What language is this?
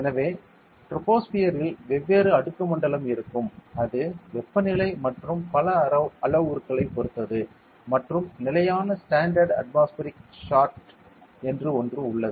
Tamil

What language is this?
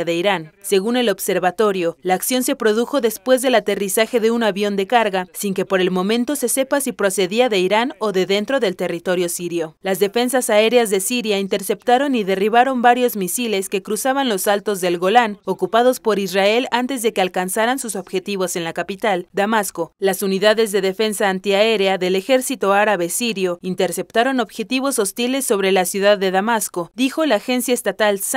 Spanish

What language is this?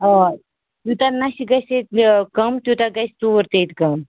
Kashmiri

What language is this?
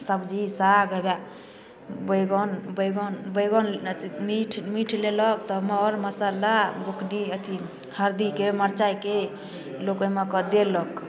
Maithili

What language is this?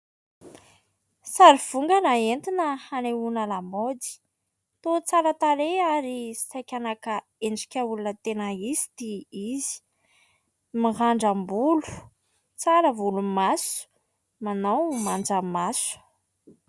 Malagasy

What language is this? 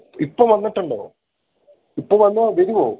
Malayalam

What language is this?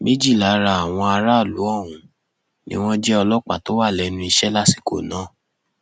Yoruba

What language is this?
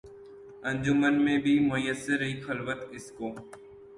Urdu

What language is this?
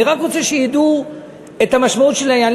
Hebrew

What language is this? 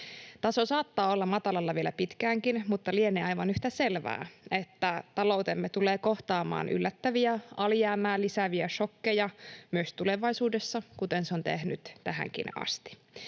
Finnish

